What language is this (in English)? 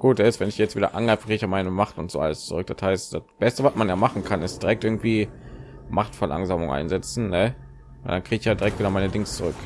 German